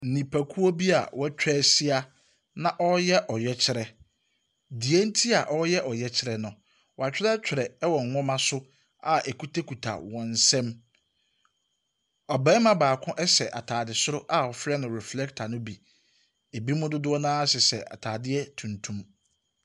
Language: Akan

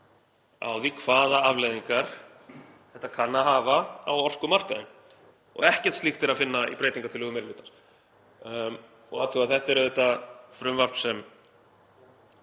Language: Icelandic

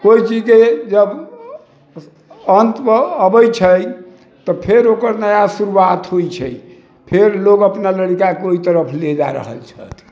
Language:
Maithili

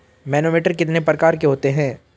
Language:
Hindi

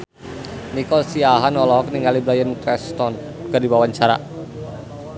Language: Sundanese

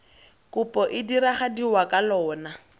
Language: Tswana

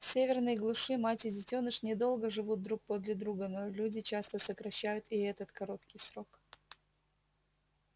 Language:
Russian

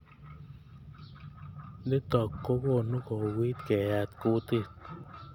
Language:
Kalenjin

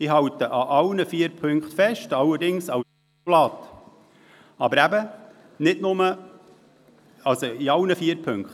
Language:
Swiss German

